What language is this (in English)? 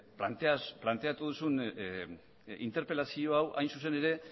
Basque